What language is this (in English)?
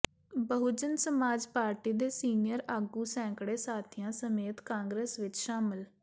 Punjabi